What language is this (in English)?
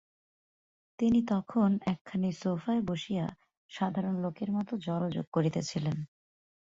Bangla